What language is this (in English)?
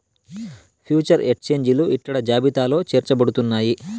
Telugu